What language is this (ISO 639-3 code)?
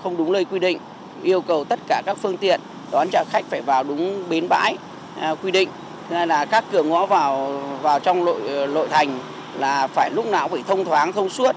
vie